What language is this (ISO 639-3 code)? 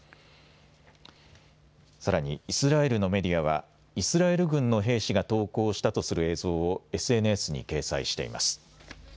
jpn